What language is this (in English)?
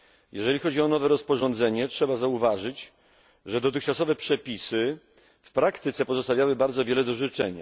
Polish